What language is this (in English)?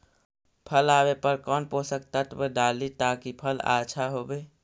Magahi